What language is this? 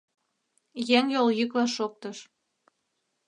Mari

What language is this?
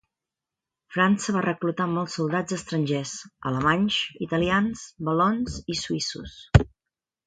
Catalan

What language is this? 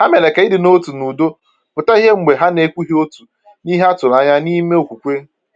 Igbo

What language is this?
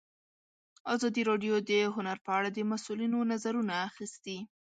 Pashto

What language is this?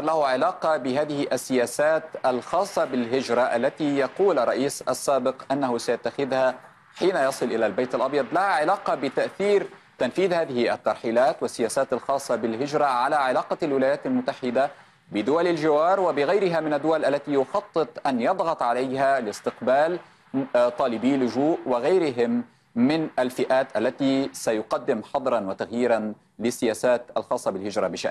Arabic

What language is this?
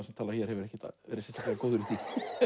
Icelandic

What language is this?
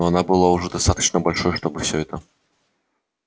Russian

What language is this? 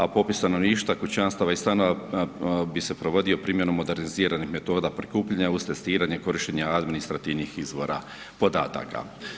Croatian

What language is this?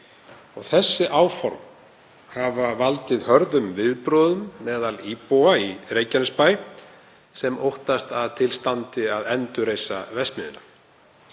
Icelandic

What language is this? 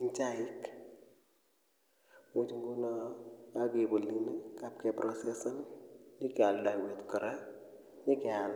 Kalenjin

